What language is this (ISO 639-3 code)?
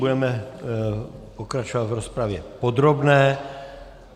ces